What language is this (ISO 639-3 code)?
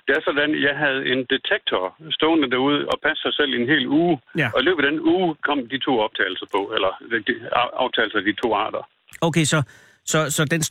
dan